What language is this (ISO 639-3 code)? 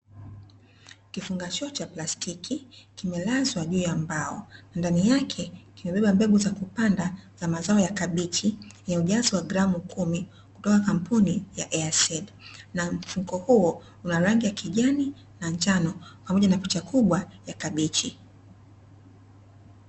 swa